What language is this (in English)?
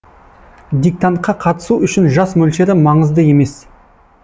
Kazakh